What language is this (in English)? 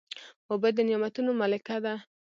Pashto